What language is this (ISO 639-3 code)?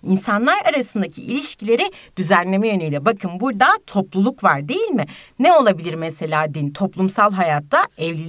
tur